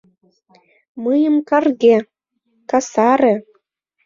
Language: Mari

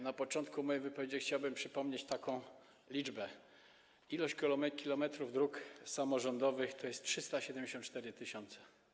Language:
Polish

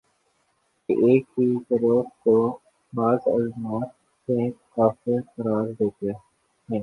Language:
Urdu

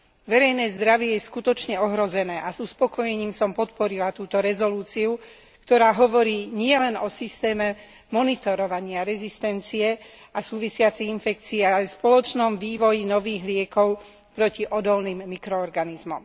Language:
Slovak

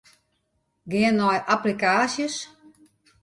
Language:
Western Frisian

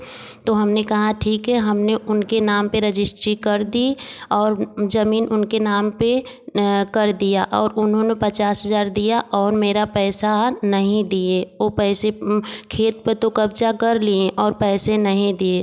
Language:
Hindi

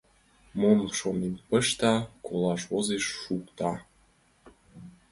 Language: Mari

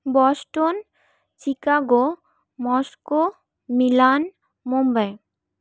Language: Bangla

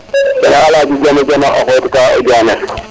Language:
Serer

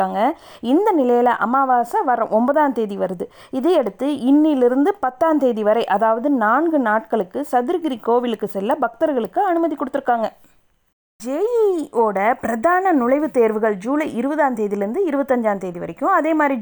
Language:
Tamil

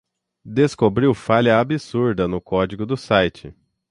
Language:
Portuguese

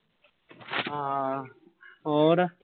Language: Punjabi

